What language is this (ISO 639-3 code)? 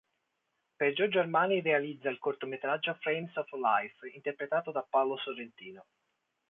ita